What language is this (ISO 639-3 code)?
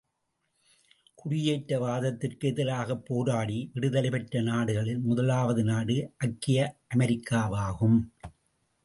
tam